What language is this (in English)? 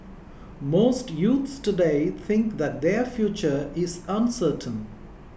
English